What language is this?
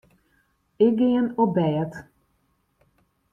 Western Frisian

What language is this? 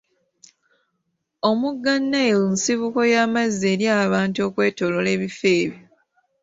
Ganda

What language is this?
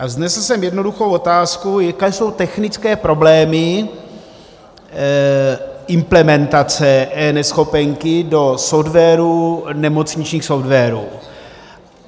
Czech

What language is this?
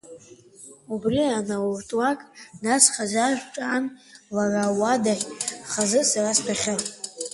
Abkhazian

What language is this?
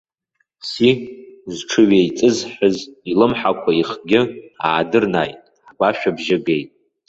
Abkhazian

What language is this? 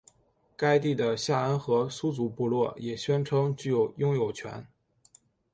Chinese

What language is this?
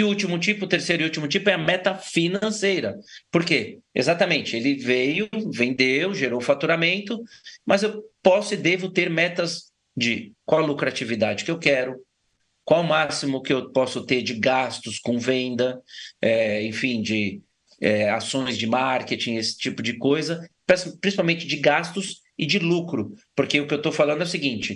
Portuguese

